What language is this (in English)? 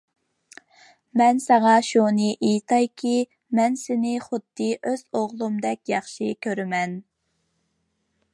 Uyghur